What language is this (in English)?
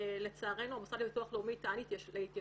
Hebrew